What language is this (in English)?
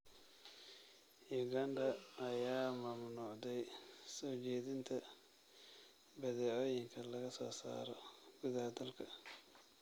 Somali